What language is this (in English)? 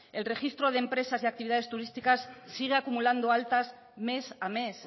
Spanish